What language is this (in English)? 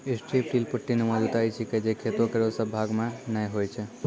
Maithili